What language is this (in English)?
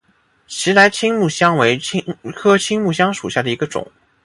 Chinese